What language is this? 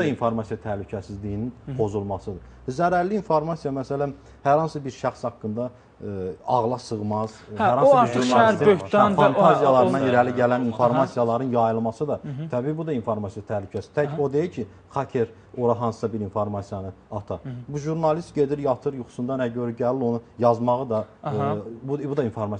Turkish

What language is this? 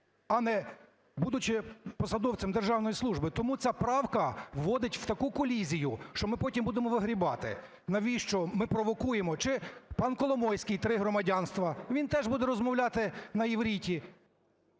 Ukrainian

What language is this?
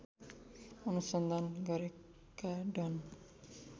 Nepali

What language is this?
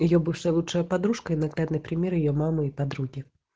Russian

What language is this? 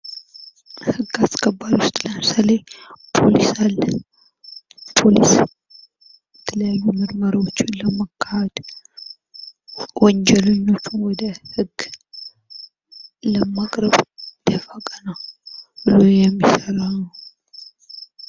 Amharic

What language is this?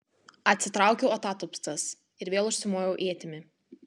Lithuanian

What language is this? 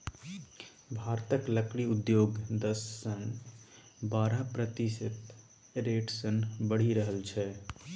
Maithili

